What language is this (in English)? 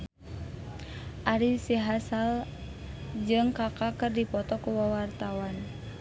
Sundanese